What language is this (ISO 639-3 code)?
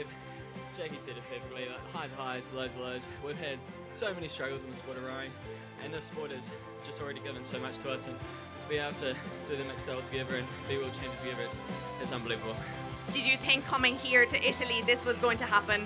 eng